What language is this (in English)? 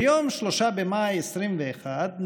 Hebrew